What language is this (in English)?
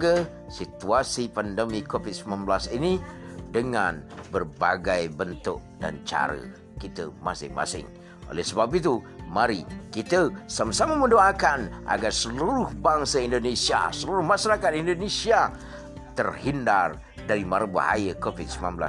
Malay